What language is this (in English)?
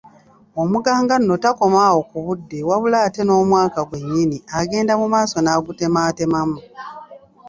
Ganda